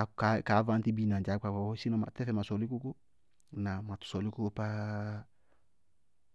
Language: Bago-Kusuntu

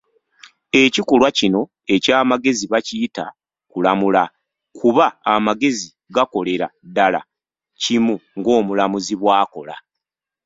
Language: Ganda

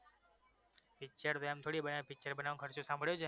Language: Gujarati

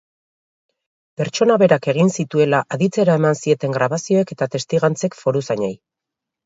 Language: Basque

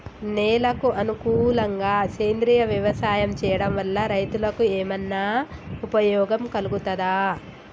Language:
Telugu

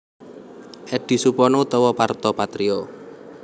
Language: Javanese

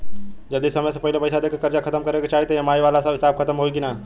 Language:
Bhojpuri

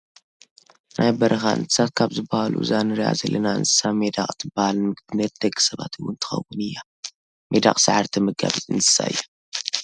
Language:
Tigrinya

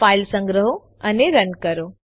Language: Gujarati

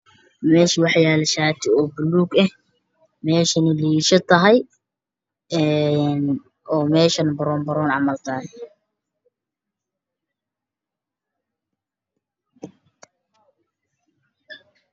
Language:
Somali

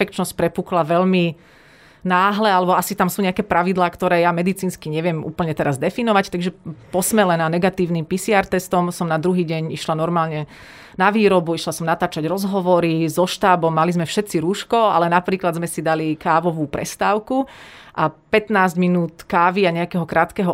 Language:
Slovak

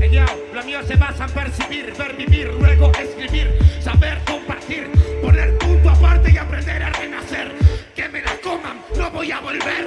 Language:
Spanish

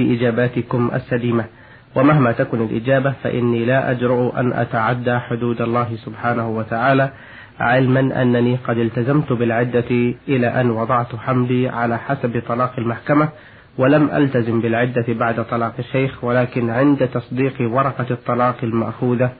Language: Arabic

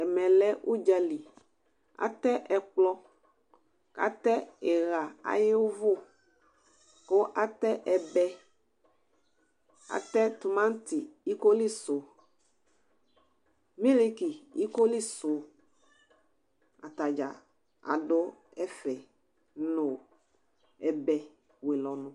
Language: Ikposo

